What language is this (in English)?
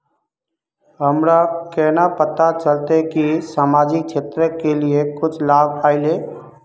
Magahi